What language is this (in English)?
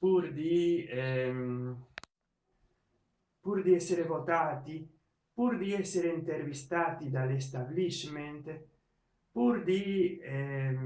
Italian